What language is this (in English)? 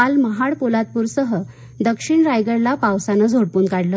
Marathi